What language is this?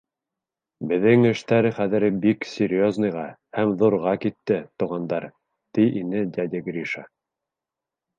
Bashkir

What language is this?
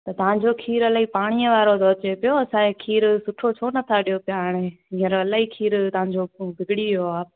Sindhi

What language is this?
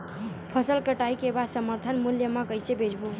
Chhattisgarhi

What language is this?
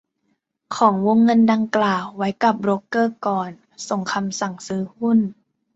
Thai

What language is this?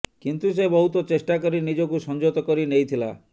Odia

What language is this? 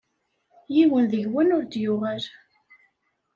Kabyle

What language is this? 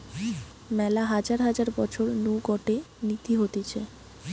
Bangla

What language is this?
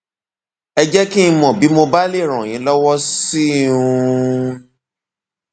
Yoruba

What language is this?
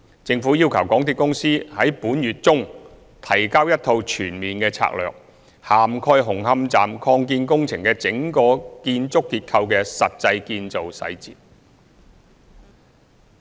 Cantonese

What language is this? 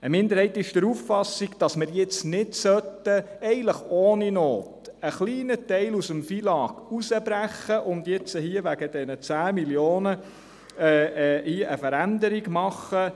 Swiss German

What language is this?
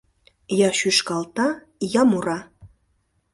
Mari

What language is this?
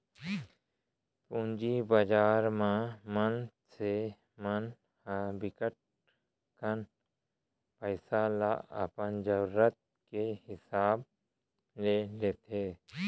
Chhattisgarhi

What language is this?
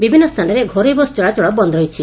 Odia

